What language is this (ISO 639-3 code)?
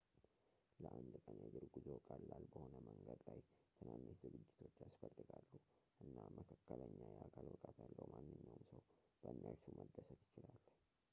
amh